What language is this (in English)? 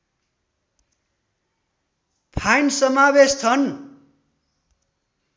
Nepali